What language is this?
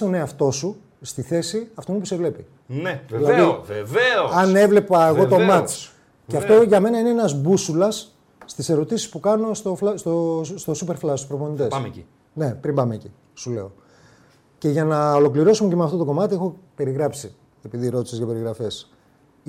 Greek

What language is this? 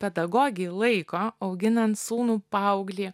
Lithuanian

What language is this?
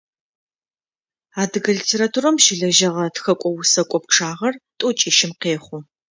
Adyghe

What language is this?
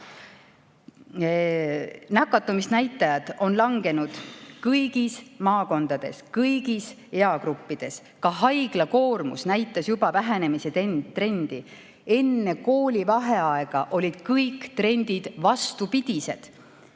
Estonian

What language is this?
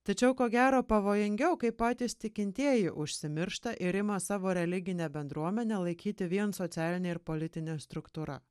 Lithuanian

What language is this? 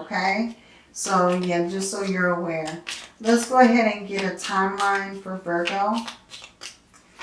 English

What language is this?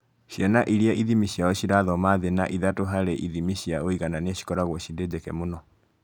Kikuyu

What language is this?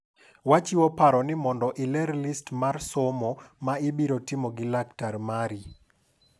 Luo (Kenya and Tanzania)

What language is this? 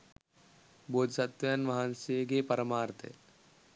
Sinhala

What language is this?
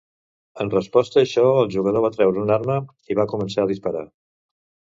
Catalan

